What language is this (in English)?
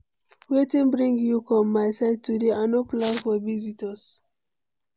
Nigerian Pidgin